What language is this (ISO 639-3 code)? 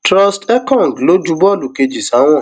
yor